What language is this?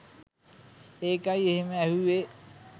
Sinhala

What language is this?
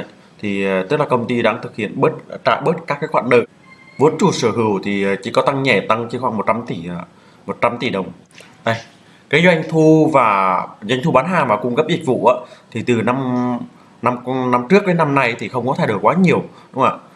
Vietnamese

